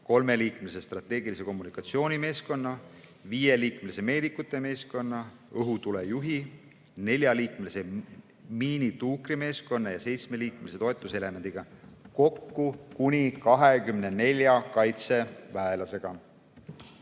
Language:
Estonian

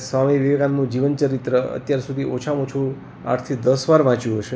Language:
Gujarati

